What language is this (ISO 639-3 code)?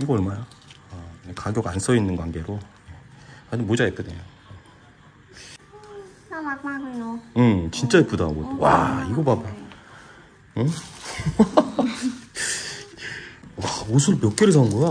kor